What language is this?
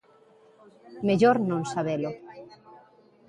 Galician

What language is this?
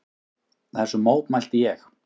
Icelandic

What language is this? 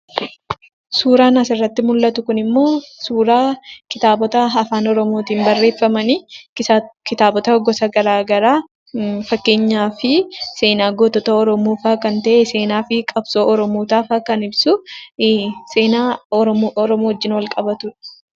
Oromo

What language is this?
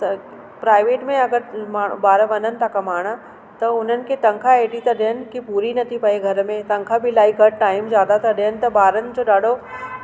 Sindhi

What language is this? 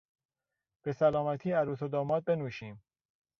Persian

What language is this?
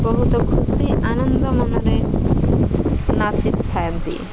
Odia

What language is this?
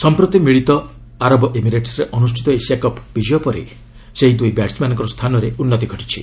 Odia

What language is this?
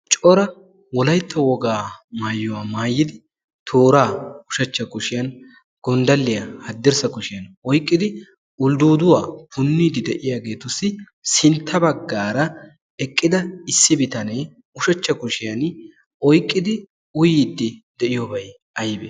Wolaytta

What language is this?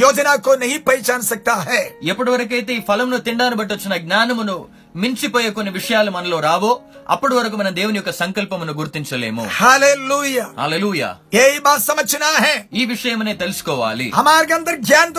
Telugu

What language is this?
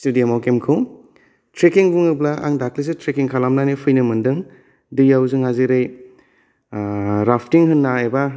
Bodo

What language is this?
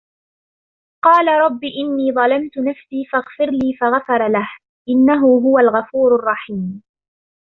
Arabic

